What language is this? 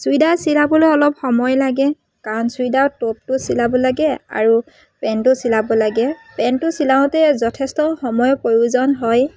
Assamese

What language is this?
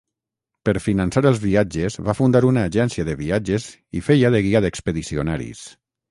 Catalan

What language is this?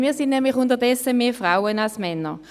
Swiss German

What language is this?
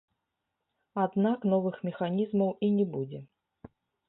Belarusian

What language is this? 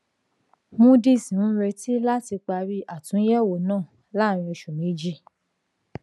Yoruba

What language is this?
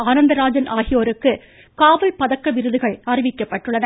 Tamil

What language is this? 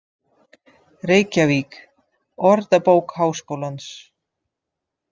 Icelandic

